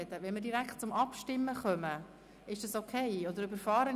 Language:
Swiss German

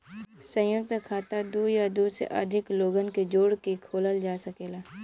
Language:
Bhojpuri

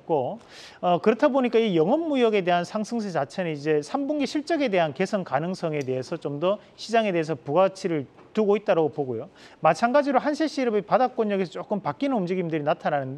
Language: Korean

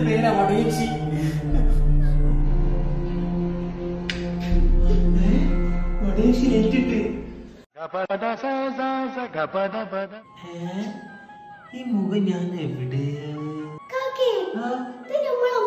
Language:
Hindi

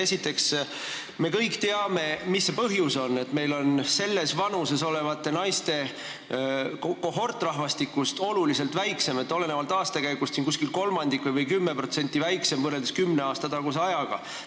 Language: Estonian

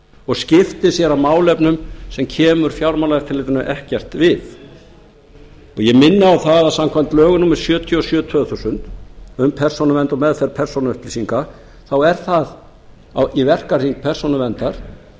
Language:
Icelandic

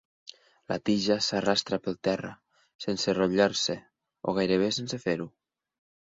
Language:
Catalan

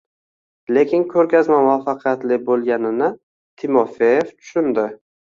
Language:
Uzbek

